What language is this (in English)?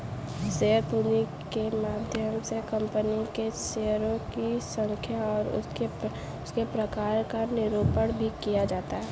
Hindi